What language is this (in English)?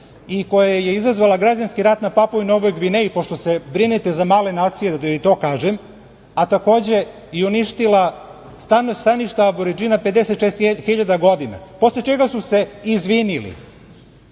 Serbian